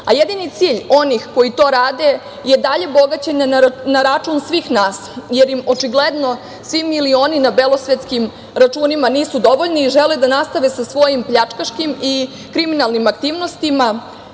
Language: Serbian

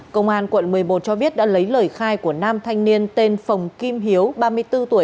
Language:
Vietnamese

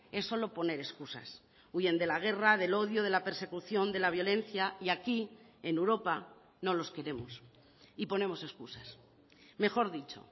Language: Spanish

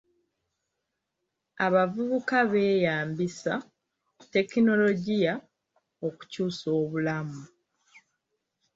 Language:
Ganda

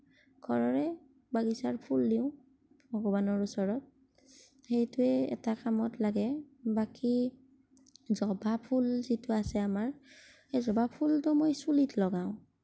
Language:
Assamese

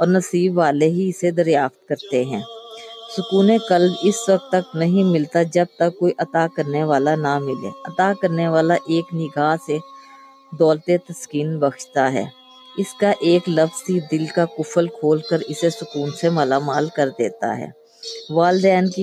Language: Urdu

